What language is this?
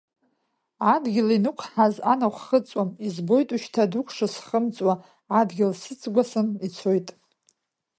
Abkhazian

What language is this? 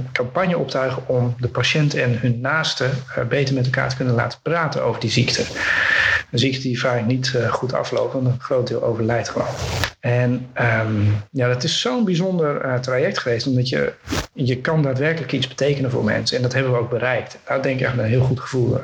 Dutch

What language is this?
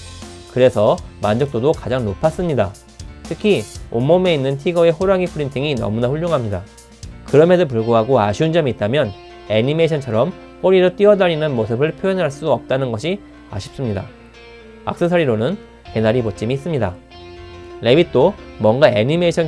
Korean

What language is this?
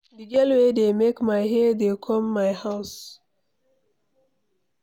Nigerian Pidgin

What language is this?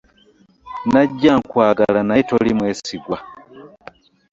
Ganda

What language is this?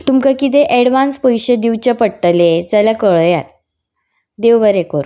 Konkani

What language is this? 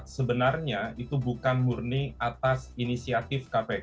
Indonesian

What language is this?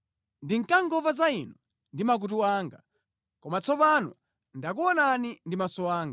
Nyanja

